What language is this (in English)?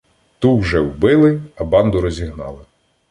Ukrainian